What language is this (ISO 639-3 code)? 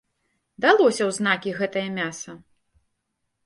bel